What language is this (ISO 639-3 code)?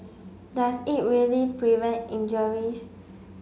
eng